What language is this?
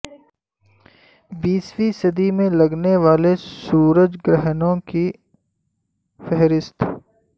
Urdu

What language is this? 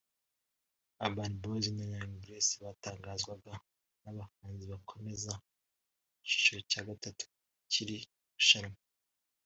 Kinyarwanda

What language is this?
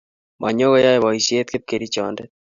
Kalenjin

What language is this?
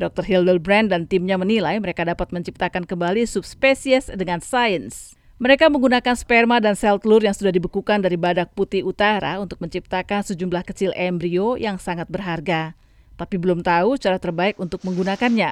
Indonesian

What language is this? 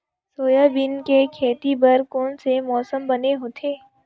Chhattisgarhi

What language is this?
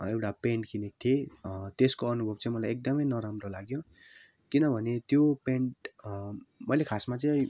Nepali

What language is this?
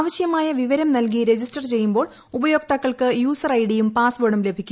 Malayalam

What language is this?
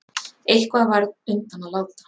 Icelandic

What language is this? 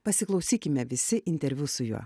Lithuanian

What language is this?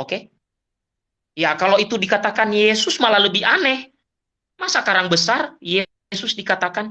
Indonesian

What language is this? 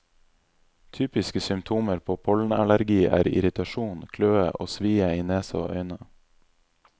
Norwegian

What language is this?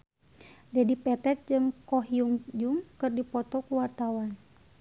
Sundanese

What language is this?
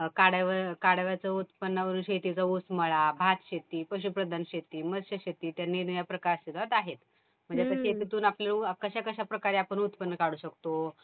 Marathi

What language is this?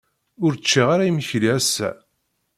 Kabyle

